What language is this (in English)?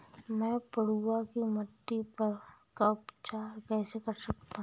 Hindi